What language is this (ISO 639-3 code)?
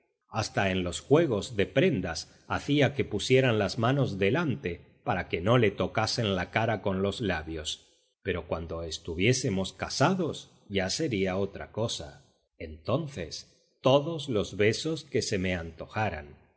spa